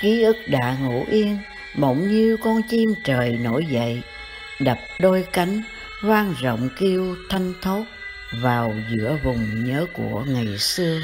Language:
Vietnamese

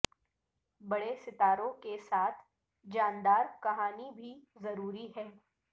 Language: Urdu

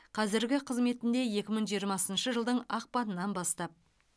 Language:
Kazakh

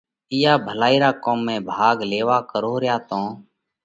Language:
Parkari Koli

